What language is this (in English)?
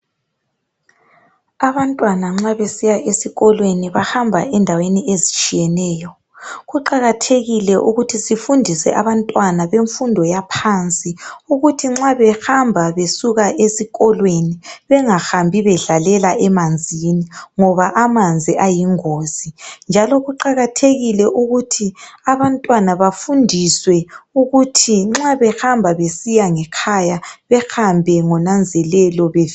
North Ndebele